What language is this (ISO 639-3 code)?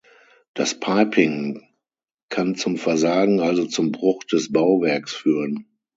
deu